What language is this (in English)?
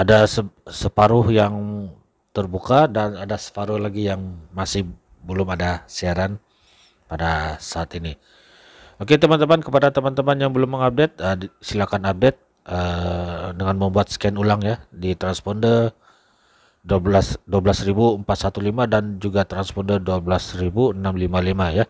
Indonesian